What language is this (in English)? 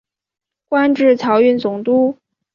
Chinese